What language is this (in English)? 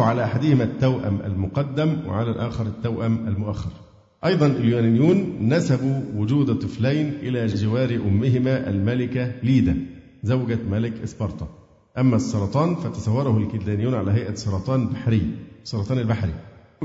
Arabic